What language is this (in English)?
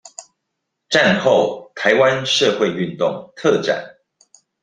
Chinese